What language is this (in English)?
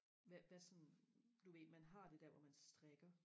Danish